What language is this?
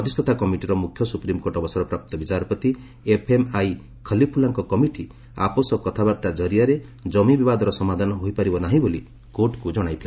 Odia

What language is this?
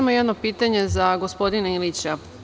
Serbian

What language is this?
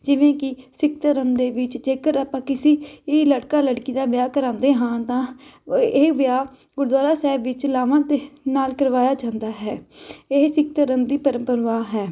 Punjabi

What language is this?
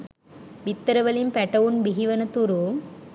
Sinhala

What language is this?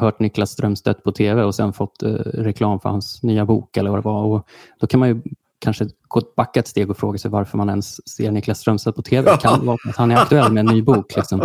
Swedish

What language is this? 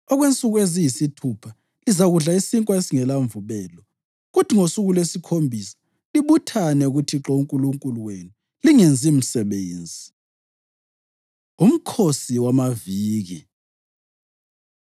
North Ndebele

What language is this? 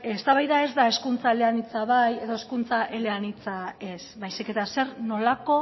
Basque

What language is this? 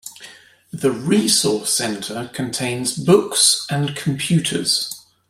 English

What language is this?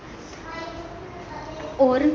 Dogri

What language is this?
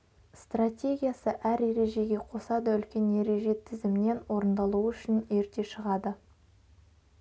Kazakh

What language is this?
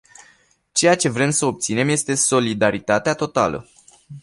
Romanian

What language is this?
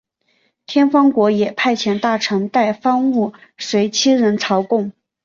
Chinese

